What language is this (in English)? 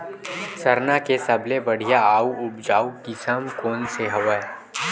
Chhattisgarhi